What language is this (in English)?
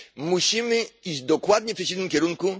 Polish